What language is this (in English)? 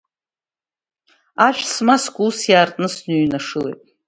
Abkhazian